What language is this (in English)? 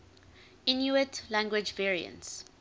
English